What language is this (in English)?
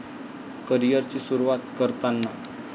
Marathi